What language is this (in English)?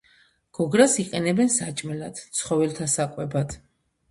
Georgian